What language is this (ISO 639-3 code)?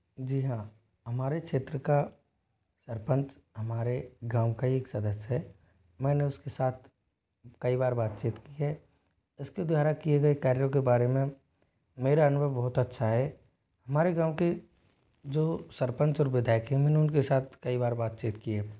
hin